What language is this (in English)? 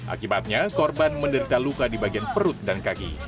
Indonesian